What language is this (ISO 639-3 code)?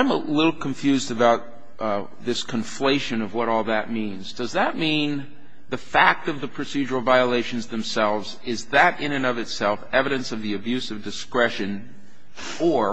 eng